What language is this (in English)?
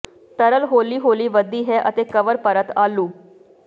Punjabi